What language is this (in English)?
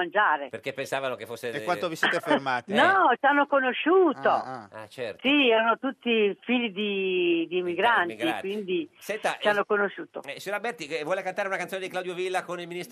Italian